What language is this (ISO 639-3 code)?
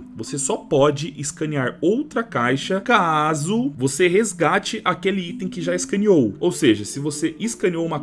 por